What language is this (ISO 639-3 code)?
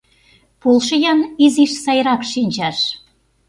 chm